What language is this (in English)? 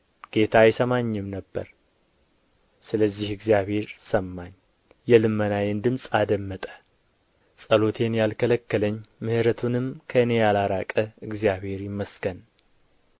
Amharic